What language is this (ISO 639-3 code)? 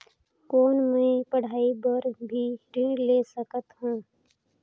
hne